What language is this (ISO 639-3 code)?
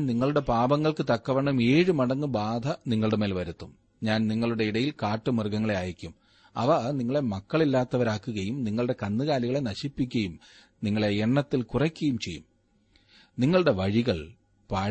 mal